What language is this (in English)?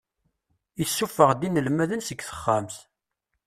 Kabyle